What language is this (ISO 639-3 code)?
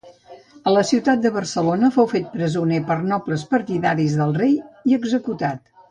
cat